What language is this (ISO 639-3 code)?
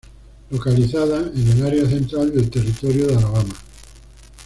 spa